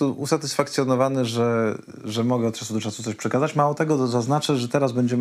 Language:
Polish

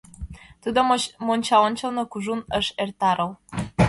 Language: Mari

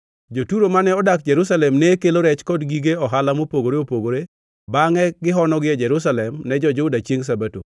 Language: Luo (Kenya and Tanzania)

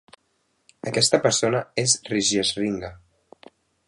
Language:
Catalan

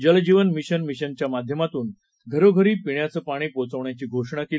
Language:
Marathi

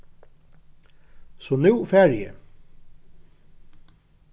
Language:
Faroese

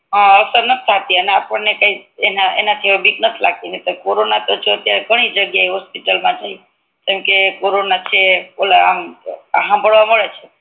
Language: Gujarati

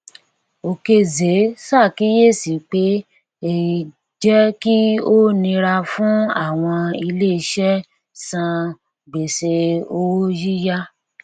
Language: Yoruba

